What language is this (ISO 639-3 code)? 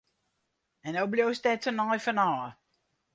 fry